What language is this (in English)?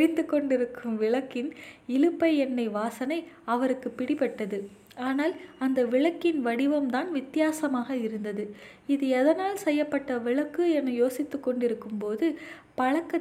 Tamil